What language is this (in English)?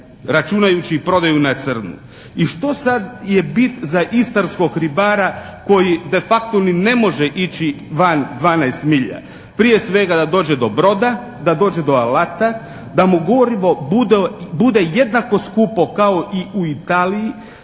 Croatian